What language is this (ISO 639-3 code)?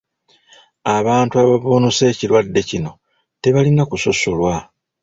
lug